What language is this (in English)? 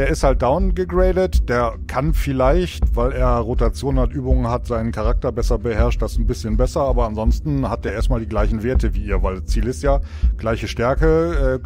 German